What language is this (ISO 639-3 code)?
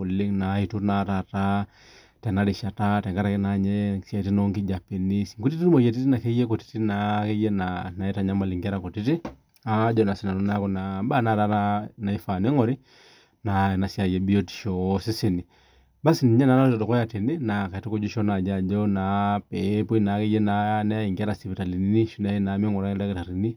mas